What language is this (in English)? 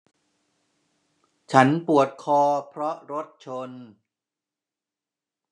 Thai